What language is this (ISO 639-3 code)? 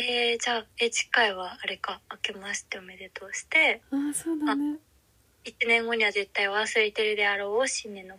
jpn